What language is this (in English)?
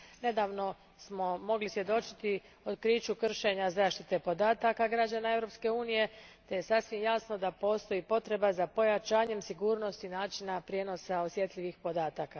Croatian